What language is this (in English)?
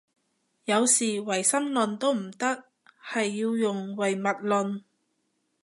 Cantonese